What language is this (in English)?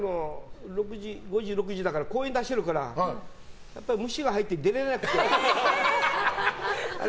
Japanese